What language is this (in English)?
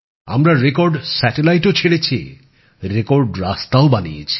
Bangla